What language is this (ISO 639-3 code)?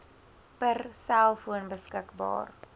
afr